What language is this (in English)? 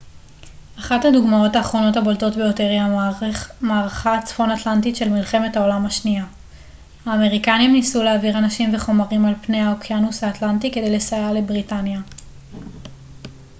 Hebrew